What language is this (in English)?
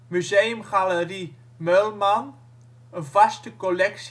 Dutch